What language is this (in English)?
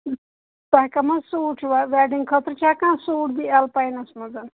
Kashmiri